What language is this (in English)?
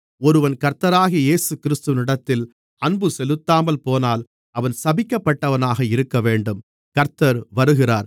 Tamil